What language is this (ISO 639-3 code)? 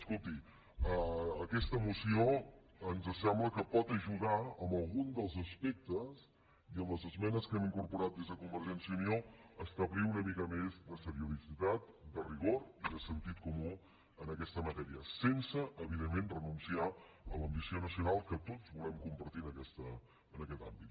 cat